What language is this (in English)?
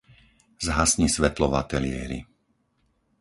Slovak